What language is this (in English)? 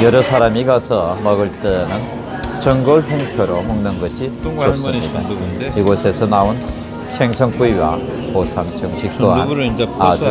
Korean